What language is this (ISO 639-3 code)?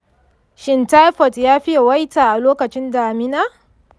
hau